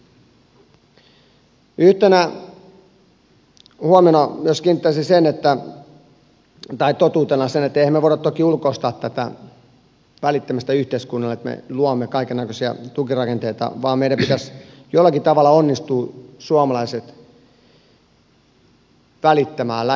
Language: Finnish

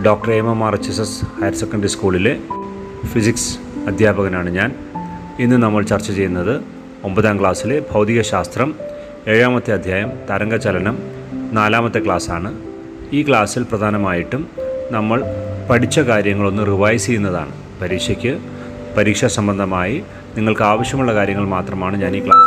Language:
Malayalam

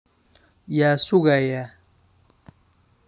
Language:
Somali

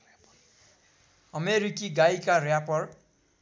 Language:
Nepali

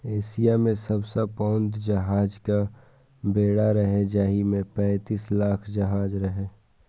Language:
Maithili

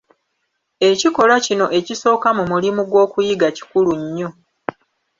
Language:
Ganda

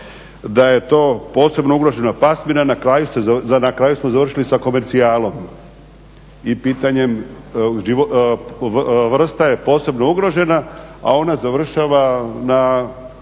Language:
Croatian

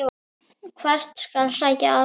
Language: Icelandic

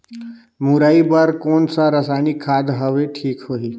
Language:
Chhattisgarhi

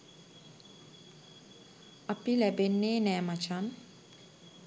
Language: Sinhala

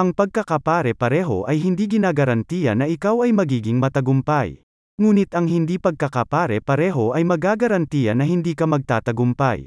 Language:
Filipino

